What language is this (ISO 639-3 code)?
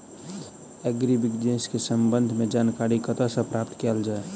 mai